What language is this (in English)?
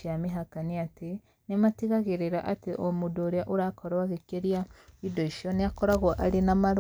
Kikuyu